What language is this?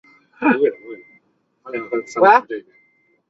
Chinese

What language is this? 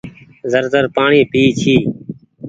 Goaria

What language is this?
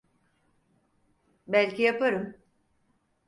Turkish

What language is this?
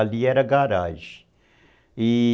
Portuguese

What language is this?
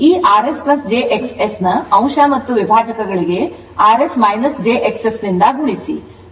Kannada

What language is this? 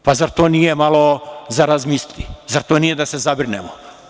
Serbian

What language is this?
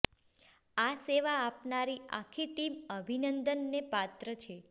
Gujarati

